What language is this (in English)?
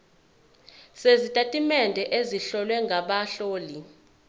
Zulu